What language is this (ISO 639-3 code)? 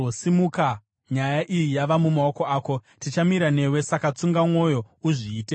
sna